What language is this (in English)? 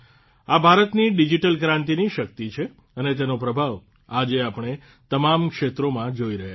Gujarati